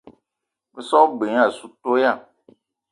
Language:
Eton (Cameroon)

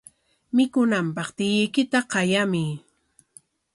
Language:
Corongo Ancash Quechua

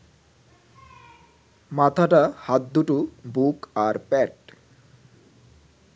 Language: Bangla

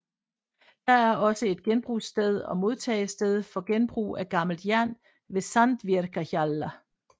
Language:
Danish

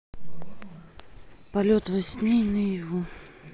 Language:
Russian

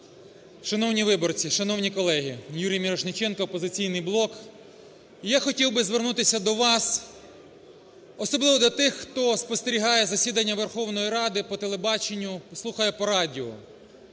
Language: Ukrainian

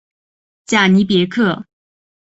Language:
Chinese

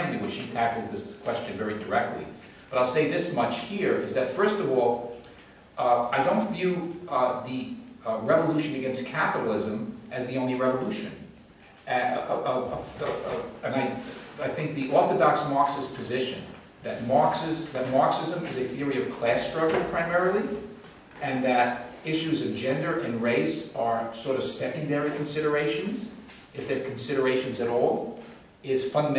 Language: English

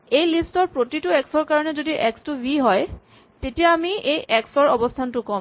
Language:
Assamese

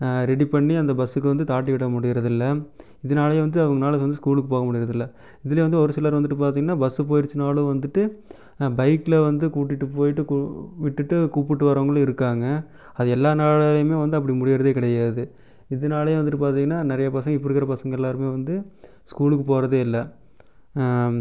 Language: Tamil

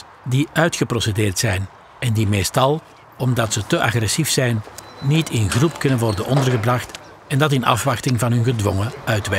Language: Dutch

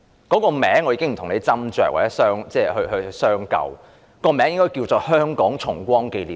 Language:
Cantonese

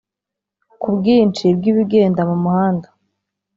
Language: Kinyarwanda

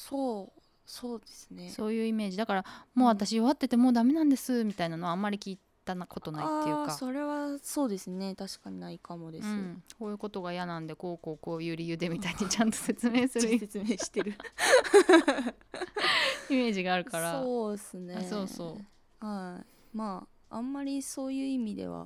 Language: Japanese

